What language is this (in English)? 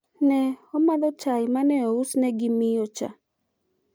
Luo (Kenya and Tanzania)